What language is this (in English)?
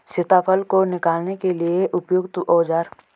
Hindi